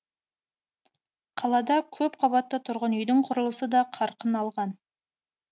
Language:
Kazakh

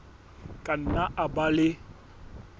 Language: Southern Sotho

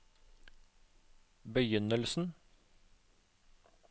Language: Norwegian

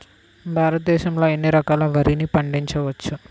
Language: Telugu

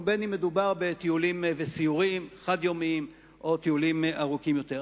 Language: Hebrew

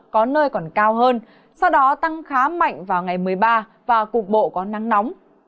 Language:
Vietnamese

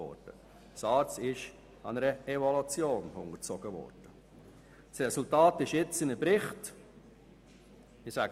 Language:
Swiss German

